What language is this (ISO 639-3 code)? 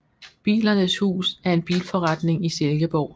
dan